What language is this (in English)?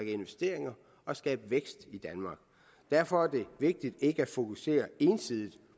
Danish